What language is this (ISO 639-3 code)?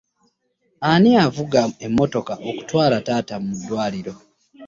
lug